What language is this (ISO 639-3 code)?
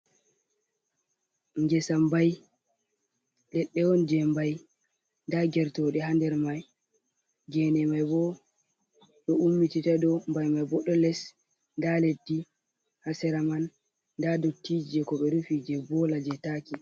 ful